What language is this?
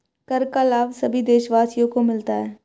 Hindi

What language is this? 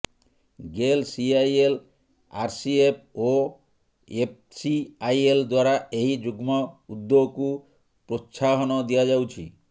Odia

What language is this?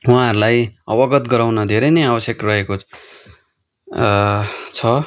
Nepali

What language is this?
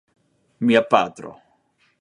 Esperanto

